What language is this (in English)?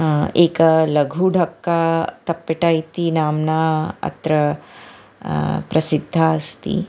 Sanskrit